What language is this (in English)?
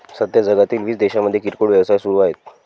Marathi